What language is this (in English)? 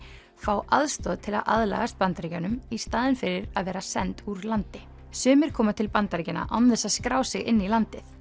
Icelandic